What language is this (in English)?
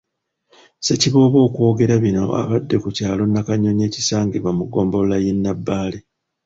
Ganda